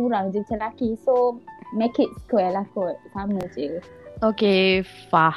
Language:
Malay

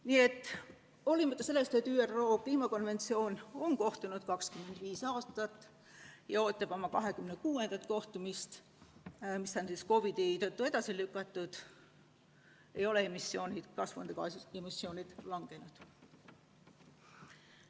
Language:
Estonian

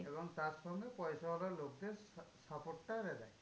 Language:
Bangla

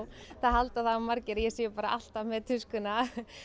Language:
Icelandic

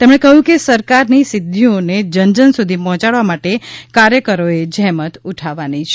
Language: Gujarati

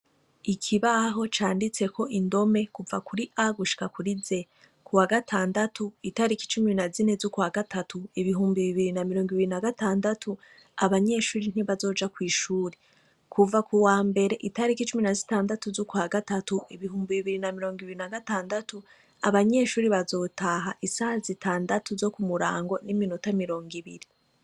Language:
Rundi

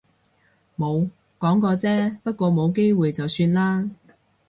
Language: Cantonese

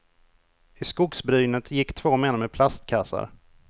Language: Swedish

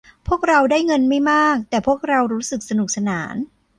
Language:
Thai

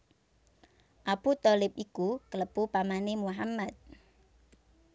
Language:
Javanese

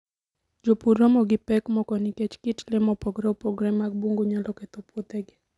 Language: Luo (Kenya and Tanzania)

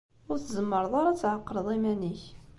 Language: Kabyle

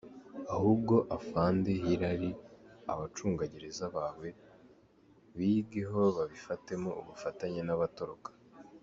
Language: Kinyarwanda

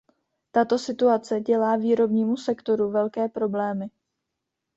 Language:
Czech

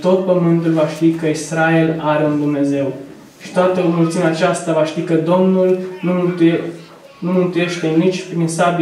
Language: Romanian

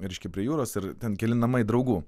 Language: Lithuanian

